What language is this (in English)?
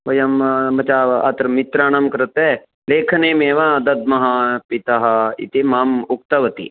Sanskrit